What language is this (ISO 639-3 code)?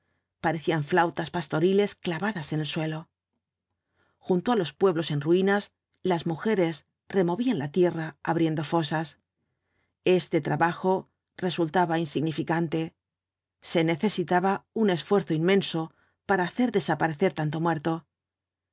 spa